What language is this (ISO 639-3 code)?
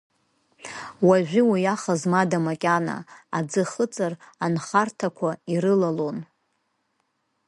abk